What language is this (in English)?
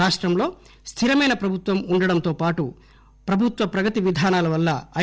Telugu